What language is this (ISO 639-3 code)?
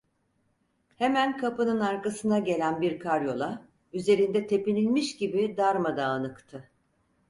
tur